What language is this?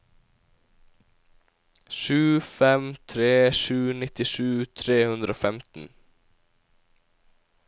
Norwegian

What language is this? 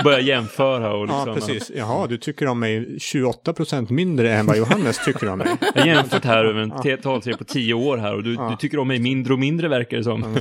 Swedish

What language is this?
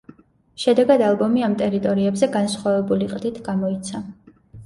Georgian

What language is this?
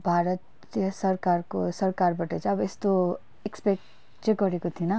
Nepali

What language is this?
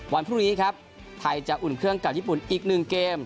Thai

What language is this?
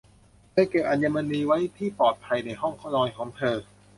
Thai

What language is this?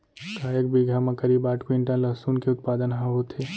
Chhattisgarhi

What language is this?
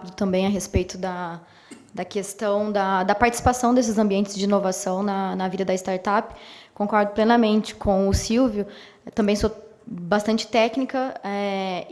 Portuguese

